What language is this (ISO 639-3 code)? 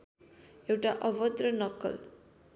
nep